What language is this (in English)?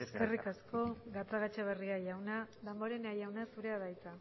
Basque